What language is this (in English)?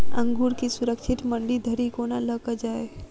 Maithili